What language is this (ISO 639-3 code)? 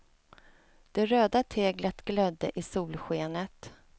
swe